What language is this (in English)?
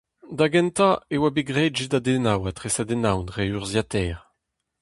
Breton